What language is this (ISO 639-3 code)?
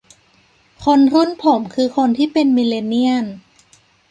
tha